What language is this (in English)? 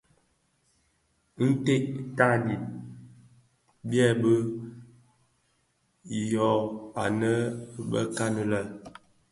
Bafia